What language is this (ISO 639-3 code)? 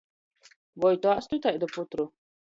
ltg